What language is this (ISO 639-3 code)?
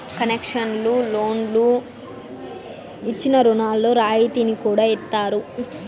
tel